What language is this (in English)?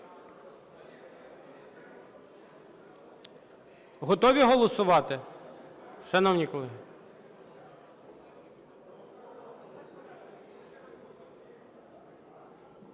Ukrainian